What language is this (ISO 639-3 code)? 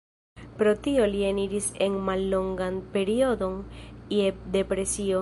epo